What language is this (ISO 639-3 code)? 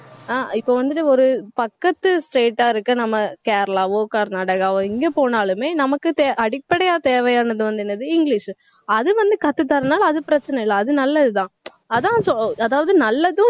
tam